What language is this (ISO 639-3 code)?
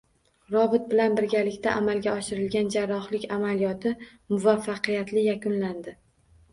uzb